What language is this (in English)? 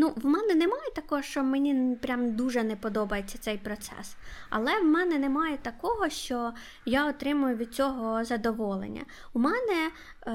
Ukrainian